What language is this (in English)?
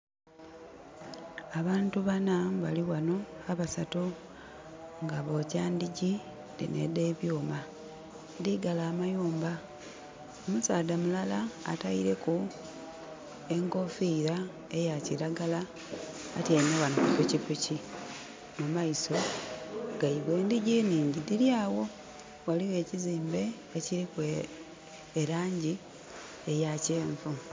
Soga